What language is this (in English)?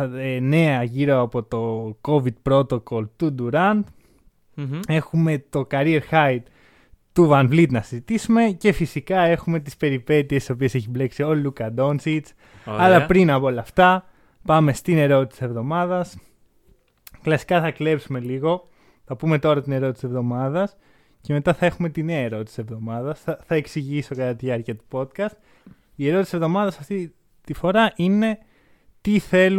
Greek